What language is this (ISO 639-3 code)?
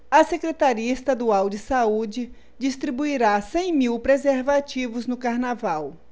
por